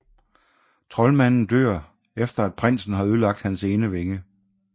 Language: Danish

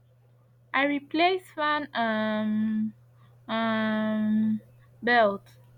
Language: Nigerian Pidgin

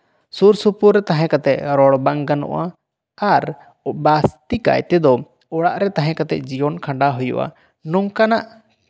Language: Santali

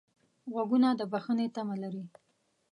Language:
Pashto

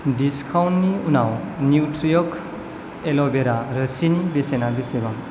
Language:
Bodo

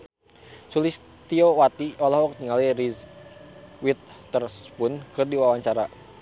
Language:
Sundanese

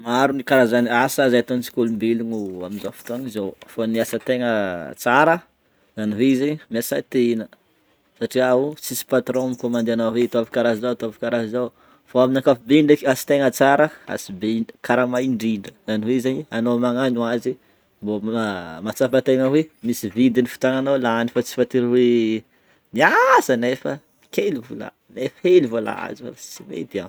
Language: Northern Betsimisaraka Malagasy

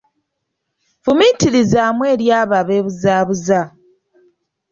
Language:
Ganda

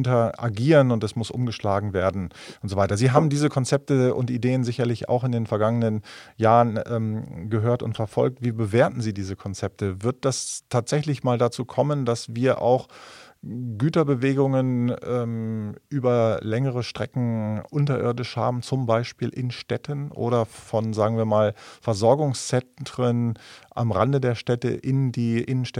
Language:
German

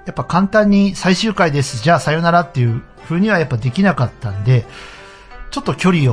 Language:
Japanese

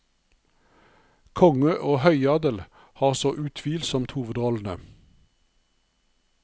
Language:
Norwegian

